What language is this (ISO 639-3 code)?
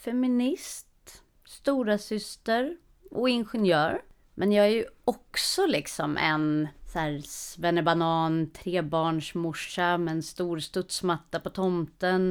swe